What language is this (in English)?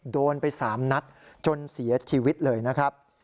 Thai